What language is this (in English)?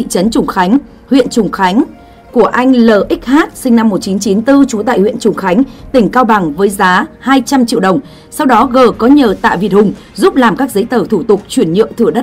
Vietnamese